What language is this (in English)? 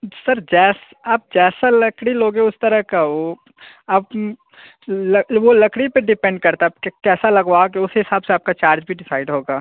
Hindi